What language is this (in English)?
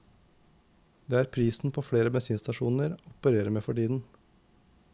Norwegian